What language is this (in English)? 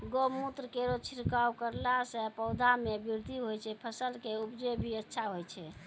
Maithili